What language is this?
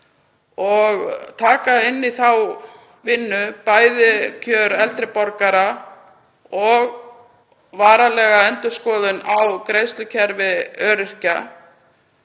Icelandic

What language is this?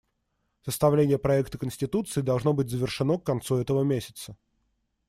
Russian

